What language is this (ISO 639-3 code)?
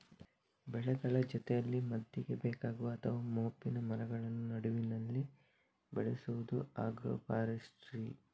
kan